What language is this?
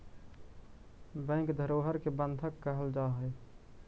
Magahi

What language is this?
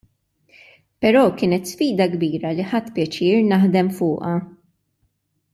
Maltese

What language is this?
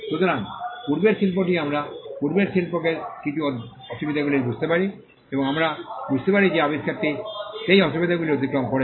Bangla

